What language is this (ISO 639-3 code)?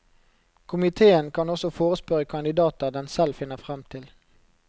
nor